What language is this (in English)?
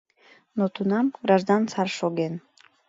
Mari